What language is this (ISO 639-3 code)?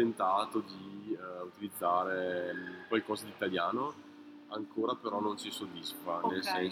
ita